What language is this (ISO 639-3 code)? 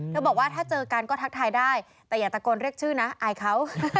tha